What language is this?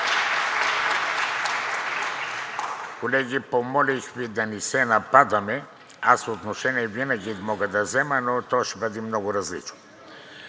Bulgarian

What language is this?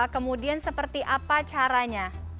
Indonesian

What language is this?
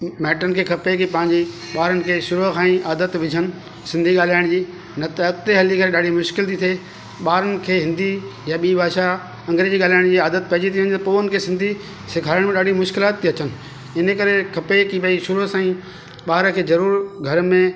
Sindhi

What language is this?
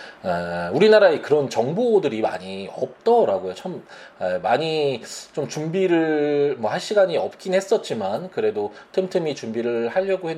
Korean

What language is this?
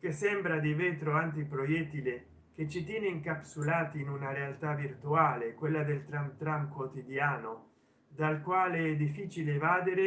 Italian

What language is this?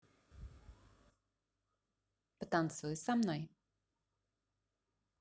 Russian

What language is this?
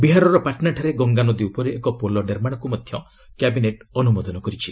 Odia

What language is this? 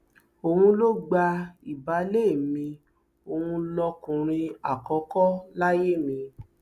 Yoruba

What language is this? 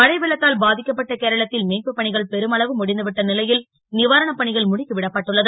Tamil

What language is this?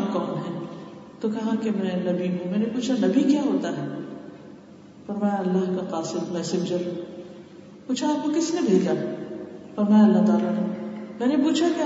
Urdu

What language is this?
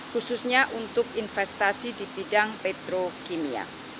Indonesian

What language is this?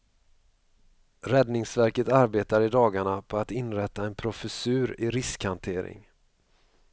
Swedish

